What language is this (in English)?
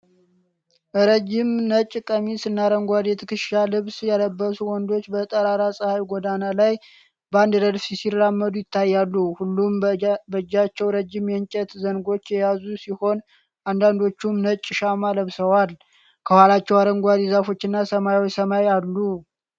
Amharic